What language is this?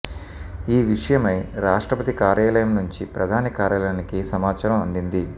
Telugu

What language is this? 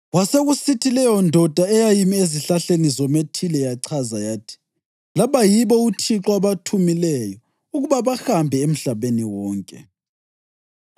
North Ndebele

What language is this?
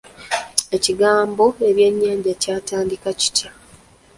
Ganda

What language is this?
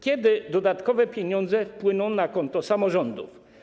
Polish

